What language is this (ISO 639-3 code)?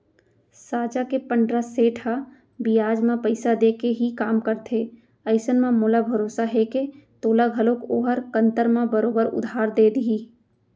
hne